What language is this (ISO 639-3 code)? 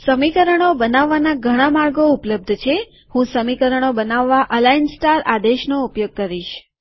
guj